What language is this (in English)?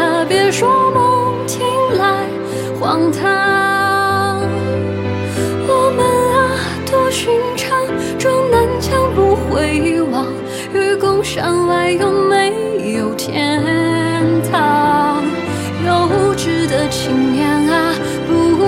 Chinese